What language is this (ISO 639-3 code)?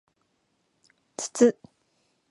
jpn